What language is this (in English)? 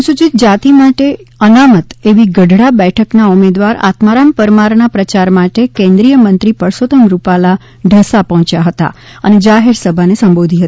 Gujarati